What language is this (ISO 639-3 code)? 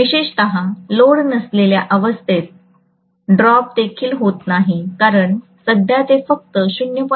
mar